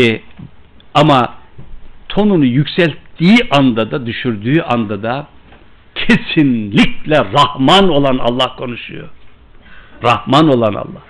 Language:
Turkish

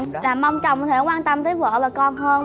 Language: Vietnamese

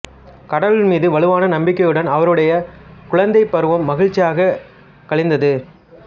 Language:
Tamil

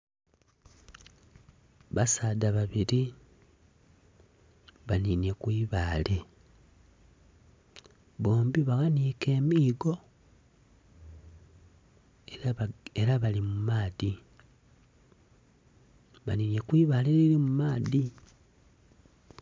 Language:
Soga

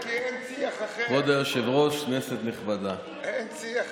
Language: Hebrew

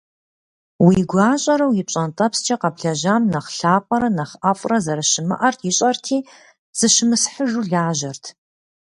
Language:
Kabardian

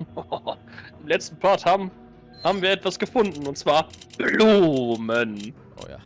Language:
German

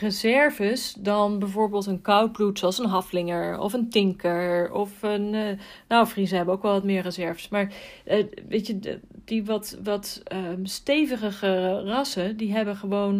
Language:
Dutch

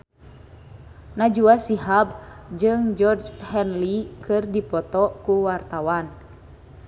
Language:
Sundanese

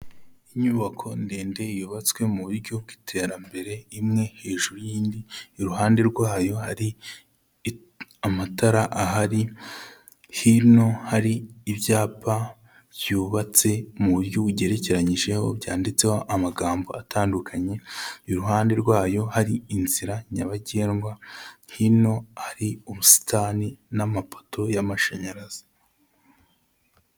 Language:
Kinyarwanda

